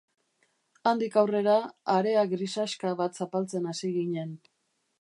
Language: Basque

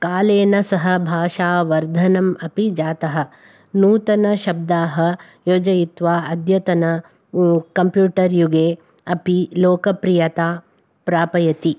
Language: Sanskrit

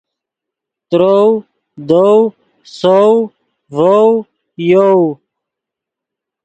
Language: Yidgha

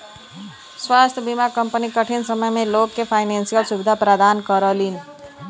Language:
Bhojpuri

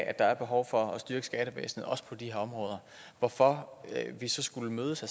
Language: Danish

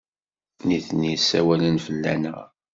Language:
Kabyle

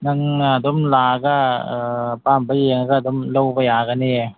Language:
Manipuri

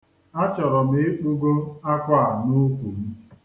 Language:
Igbo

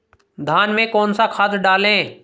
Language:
Hindi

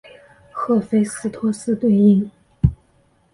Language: Chinese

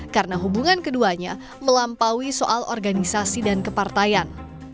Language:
Indonesian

